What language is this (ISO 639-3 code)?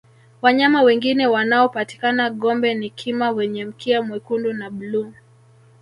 swa